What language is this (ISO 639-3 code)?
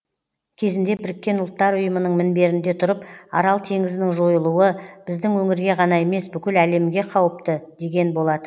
kaz